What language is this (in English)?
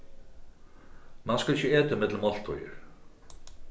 Faroese